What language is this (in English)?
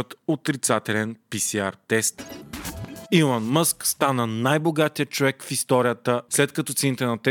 Bulgarian